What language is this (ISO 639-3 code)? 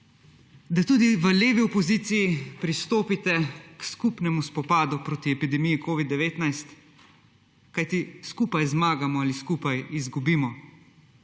slv